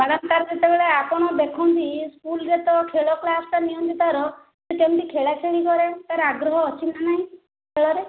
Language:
Odia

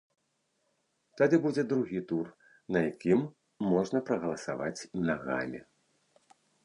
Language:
Belarusian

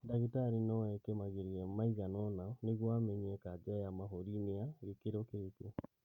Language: Kikuyu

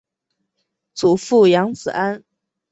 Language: Chinese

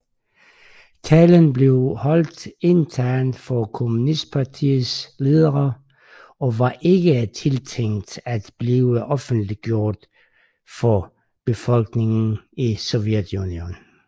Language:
Danish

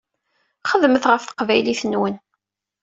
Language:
Kabyle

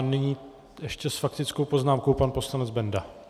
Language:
Czech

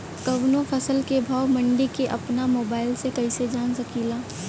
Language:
Bhojpuri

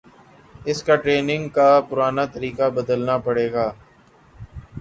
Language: Urdu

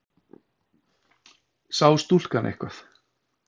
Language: Icelandic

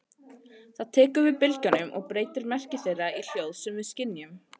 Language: Icelandic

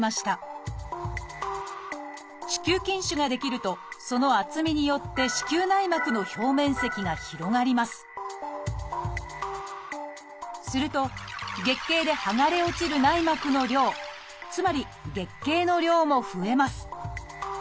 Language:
Japanese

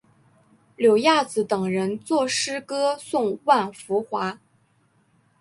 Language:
Chinese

